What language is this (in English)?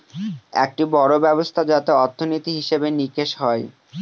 Bangla